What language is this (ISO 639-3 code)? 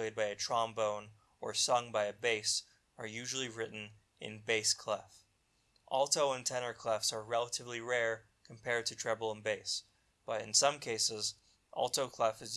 eng